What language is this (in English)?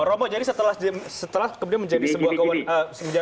Indonesian